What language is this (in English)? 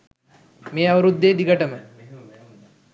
Sinhala